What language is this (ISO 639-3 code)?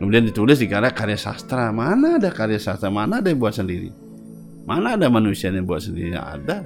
ind